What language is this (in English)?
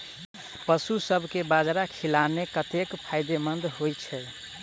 Maithili